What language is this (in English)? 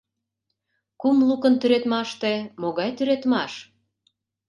Mari